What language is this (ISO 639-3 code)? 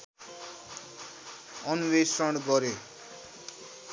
nep